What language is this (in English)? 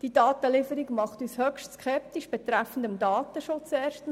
Swiss German